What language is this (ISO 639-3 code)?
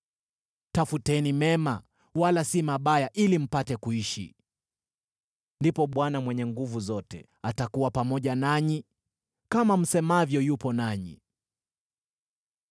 swa